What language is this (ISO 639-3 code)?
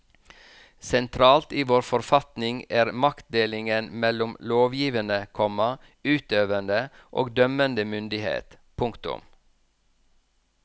nor